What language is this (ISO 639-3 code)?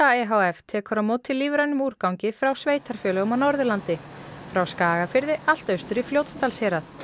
isl